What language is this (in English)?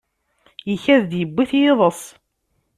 Kabyle